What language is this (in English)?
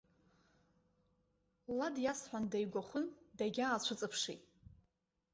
Abkhazian